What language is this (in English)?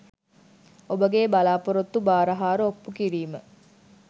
Sinhala